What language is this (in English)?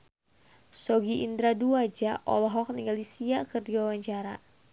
Sundanese